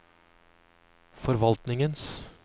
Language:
Norwegian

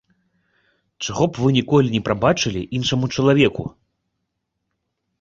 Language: Belarusian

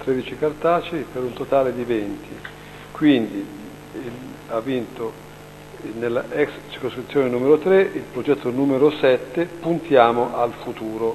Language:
Italian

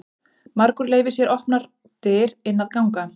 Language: Icelandic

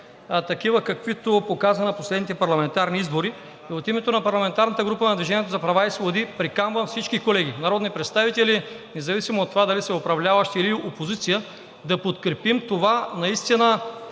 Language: Bulgarian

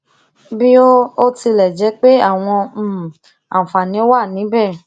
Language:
Yoruba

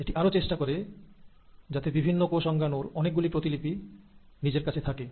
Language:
Bangla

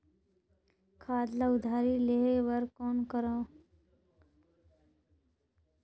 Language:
Chhattisgarhi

